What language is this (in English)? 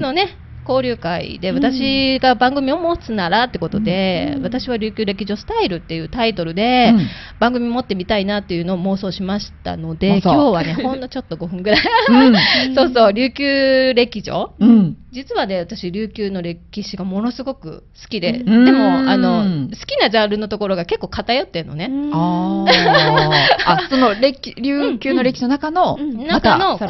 Japanese